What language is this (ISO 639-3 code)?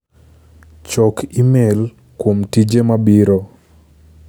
luo